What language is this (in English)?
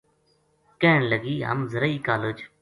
Gujari